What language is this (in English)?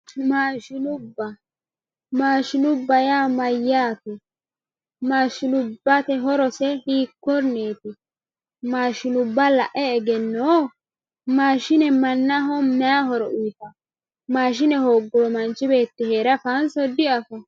Sidamo